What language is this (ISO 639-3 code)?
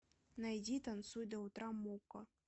rus